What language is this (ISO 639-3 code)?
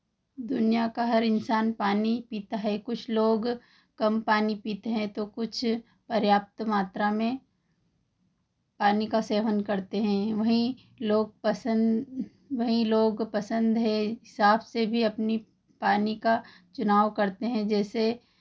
hin